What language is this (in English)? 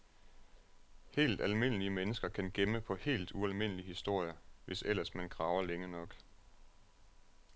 Danish